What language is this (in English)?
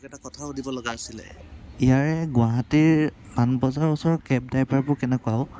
Assamese